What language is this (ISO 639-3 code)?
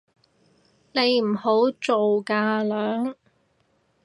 yue